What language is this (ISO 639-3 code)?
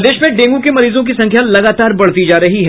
hin